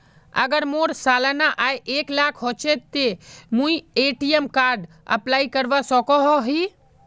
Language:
Magahi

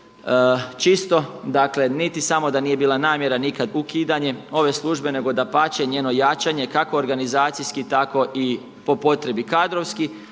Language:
Croatian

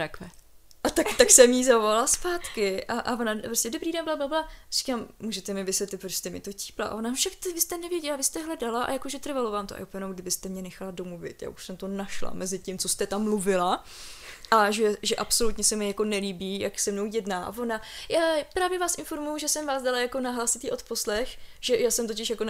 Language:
Czech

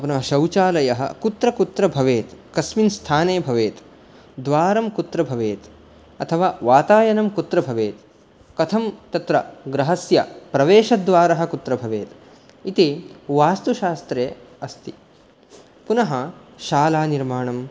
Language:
Sanskrit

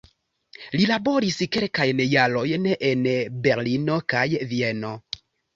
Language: Esperanto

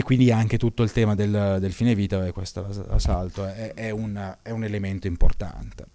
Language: Italian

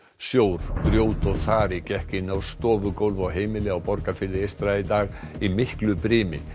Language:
Icelandic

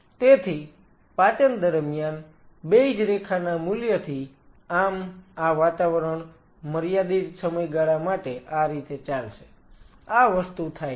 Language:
Gujarati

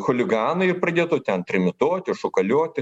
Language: Lithuanian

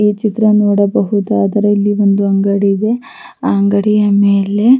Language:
Kannada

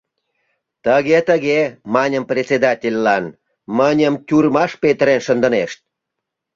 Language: Mari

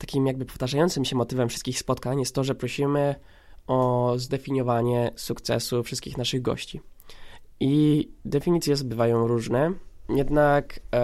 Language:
Polish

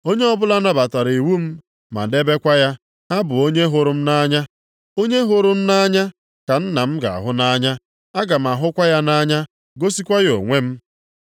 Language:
Igbo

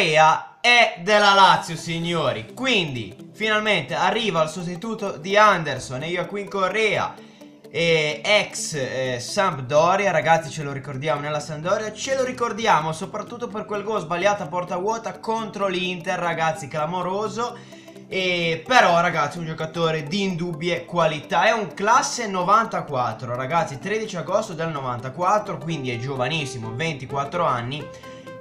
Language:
Italian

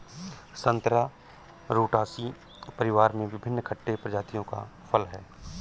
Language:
Hindi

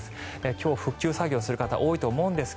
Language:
Japanese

